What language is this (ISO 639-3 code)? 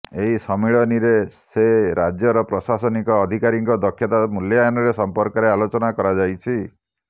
ori